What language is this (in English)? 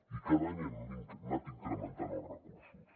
Catalan